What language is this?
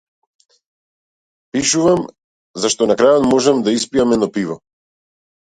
Macedonian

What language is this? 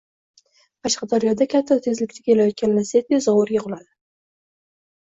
Uzbek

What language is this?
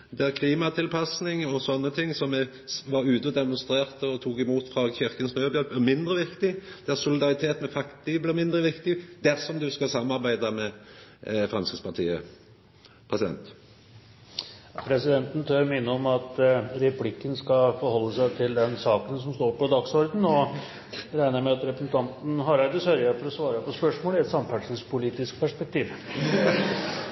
Norwegian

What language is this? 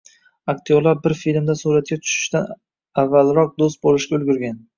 Uzbek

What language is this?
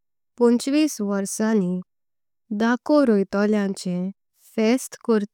Konkani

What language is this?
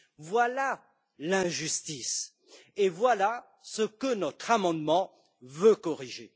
French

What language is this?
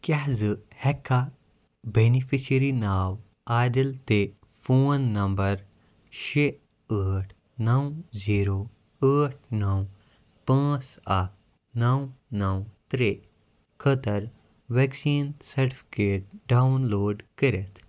Kashmiri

